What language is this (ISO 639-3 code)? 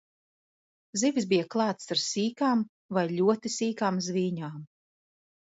lav